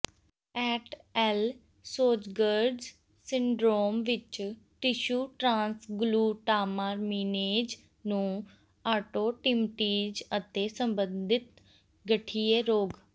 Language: Punjabi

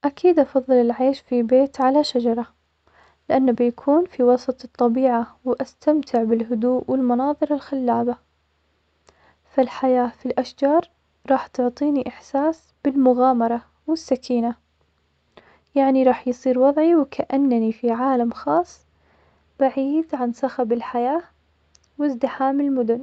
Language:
Omani Arabic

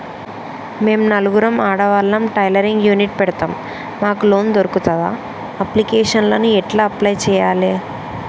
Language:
Telugu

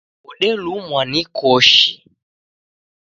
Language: Taita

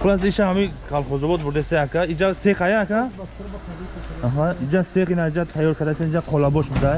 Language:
Turkish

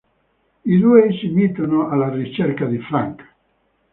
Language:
Italian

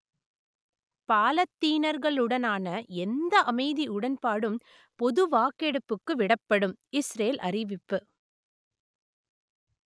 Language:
Tamil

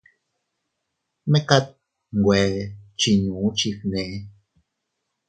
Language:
Teutila Cuicatec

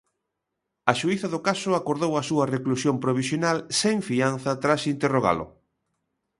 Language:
Galician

